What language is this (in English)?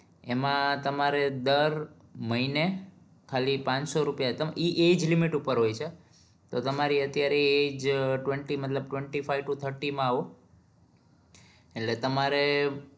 Gujarati